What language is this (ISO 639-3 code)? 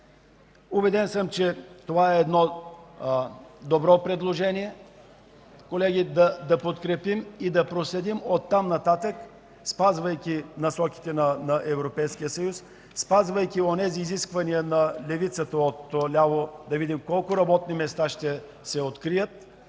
bul